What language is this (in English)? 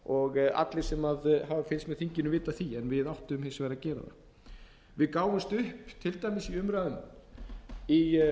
Icelandic